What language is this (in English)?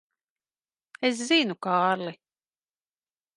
Latvian